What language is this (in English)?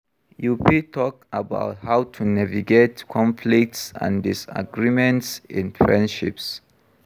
Nigerian Pidgin